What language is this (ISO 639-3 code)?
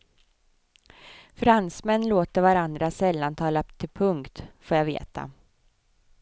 swe